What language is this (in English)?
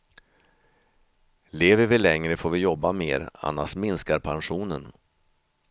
Swedish